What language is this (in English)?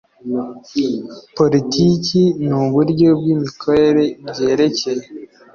Kinyarwanda